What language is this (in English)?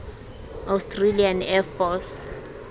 Southern Sotho